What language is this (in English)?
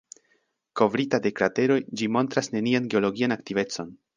Esperanto